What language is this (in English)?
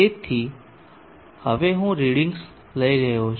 Gujarati